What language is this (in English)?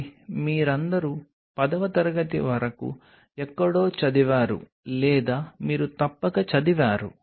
Telugu